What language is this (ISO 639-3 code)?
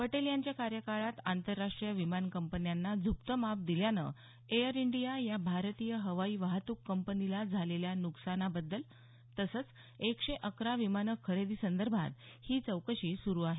mar